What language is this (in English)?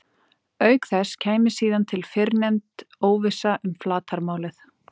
Icelandic